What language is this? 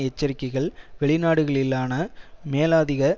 Tamil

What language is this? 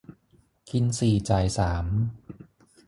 Thai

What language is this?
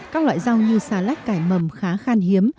Vietnamese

